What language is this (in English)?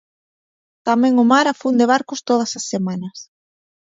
Galician